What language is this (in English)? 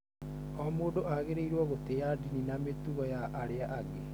Kikuyu